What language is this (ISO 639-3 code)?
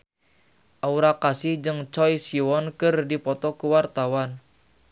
sun